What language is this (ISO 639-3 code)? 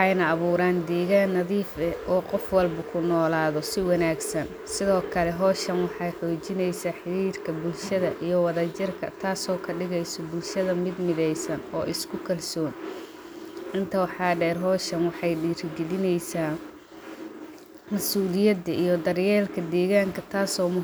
som